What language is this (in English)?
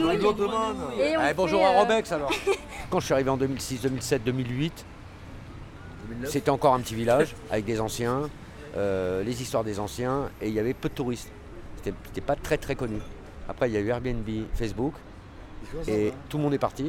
French